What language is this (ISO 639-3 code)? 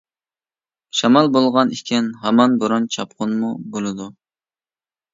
uig